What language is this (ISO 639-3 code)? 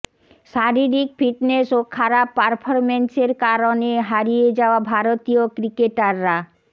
ben